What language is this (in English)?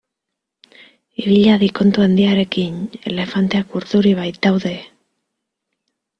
Basque